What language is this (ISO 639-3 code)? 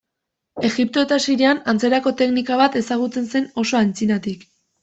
eus